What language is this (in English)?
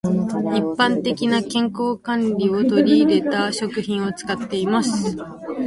Japanese